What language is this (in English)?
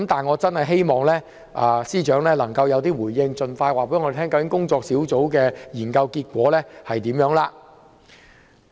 Cantonese